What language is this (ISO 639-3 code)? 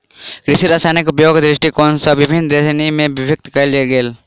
mai